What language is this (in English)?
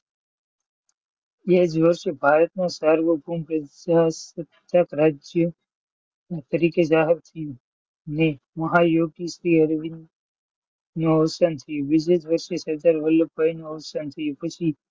Gujarati